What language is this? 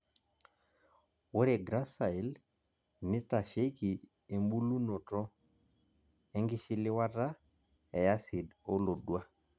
Masai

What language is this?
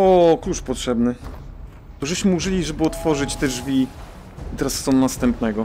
Polish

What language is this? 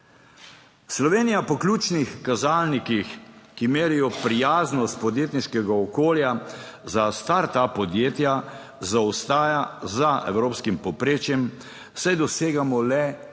Slovenian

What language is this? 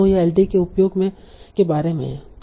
Hindi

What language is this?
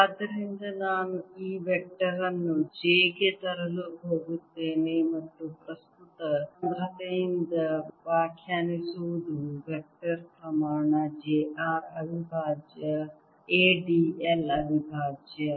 Kannada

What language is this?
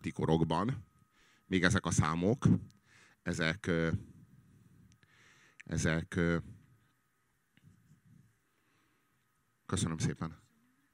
Hungarian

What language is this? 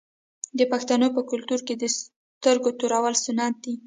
Pashto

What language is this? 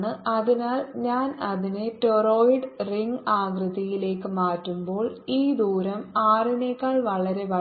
Malayalam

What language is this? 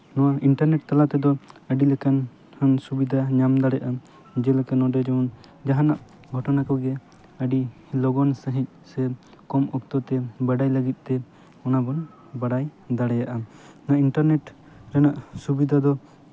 Santali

